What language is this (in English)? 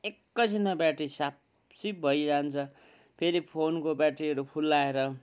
Nepali